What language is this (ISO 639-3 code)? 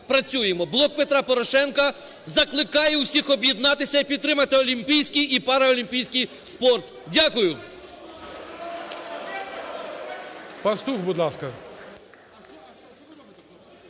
ukr